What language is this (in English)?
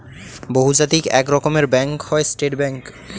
Bangla